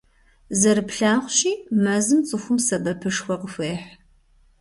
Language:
Kabardian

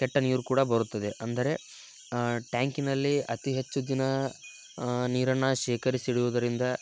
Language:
Kannada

